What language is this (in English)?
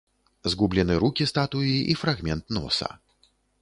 Belarusian